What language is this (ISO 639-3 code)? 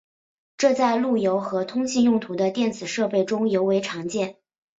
zho